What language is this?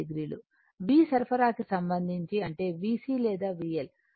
Telugu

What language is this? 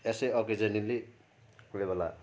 Nepali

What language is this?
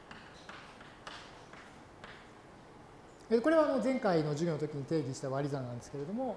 Japanese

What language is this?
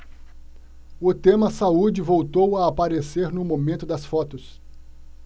Portuguese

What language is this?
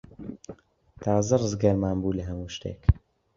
Central Kurdish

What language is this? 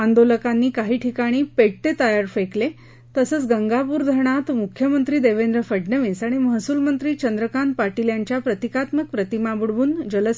Marathi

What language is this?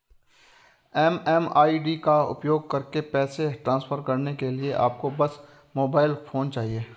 Hindi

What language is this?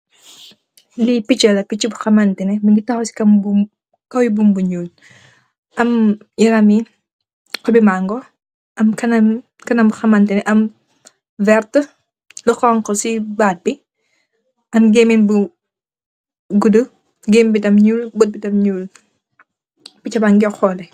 Wolof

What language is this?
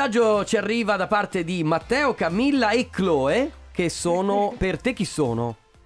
Italian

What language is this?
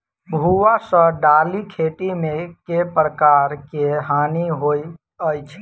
Maithili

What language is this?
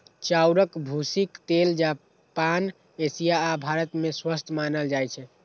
Maithili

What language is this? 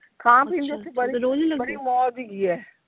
Punjabi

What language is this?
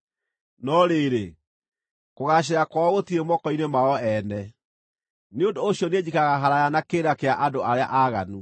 Kikuyu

